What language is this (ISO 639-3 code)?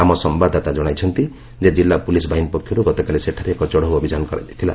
ori